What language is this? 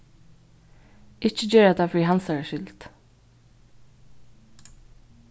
Faroese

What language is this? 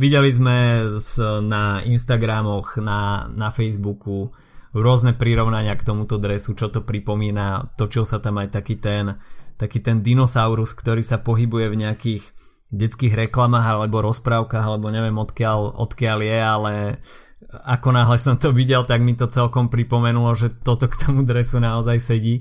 Slovak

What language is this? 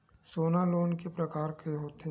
Chhattisgarhi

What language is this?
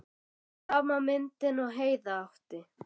Icelandic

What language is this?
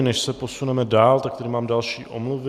Czech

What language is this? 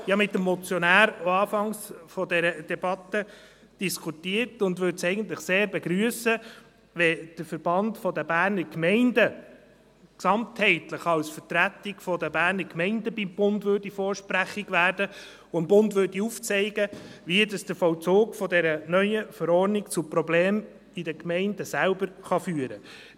Swiss German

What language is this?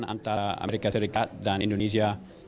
Indonesian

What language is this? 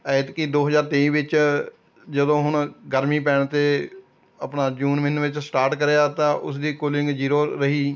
Punjabi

